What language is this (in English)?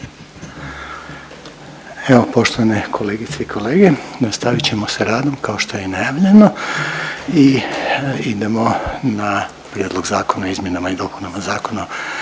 Croatian